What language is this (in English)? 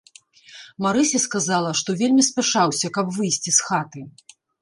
Belarusian